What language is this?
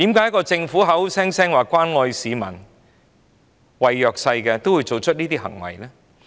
Cantonese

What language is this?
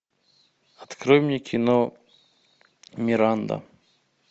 Russian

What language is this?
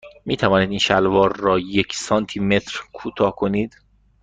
Persian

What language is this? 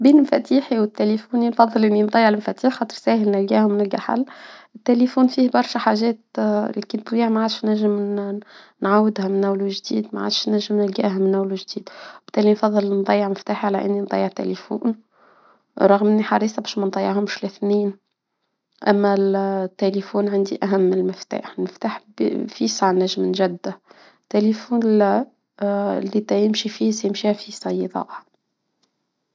Tunisian Arabic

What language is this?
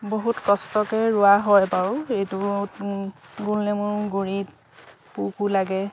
Assamese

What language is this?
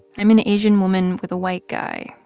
English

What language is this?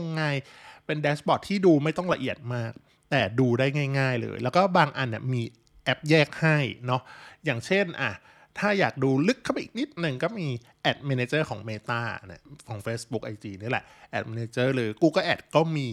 Thai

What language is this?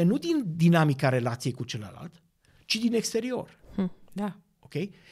Romanian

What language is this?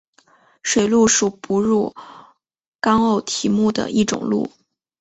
Chinese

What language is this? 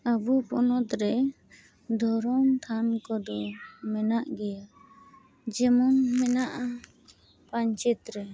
Santali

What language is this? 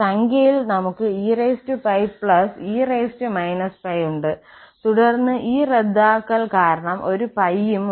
Malayalam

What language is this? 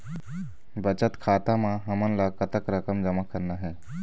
Chhattisgarhi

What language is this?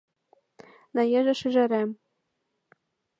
Mari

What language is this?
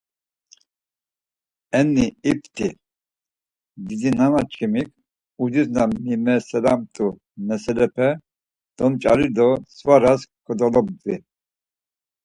Laz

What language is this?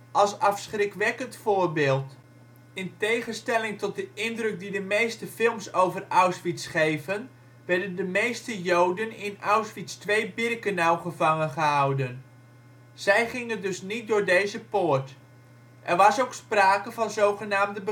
Dutch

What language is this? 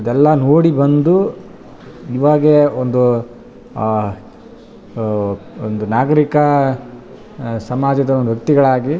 Kannada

